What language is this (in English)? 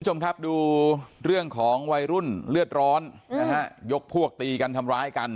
Thai